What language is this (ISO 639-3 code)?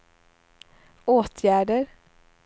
swe